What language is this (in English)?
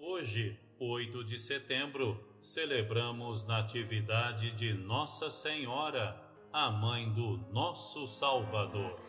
Portuguese